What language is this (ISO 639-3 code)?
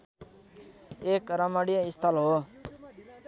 nep